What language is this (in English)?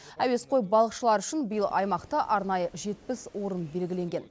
Kazakh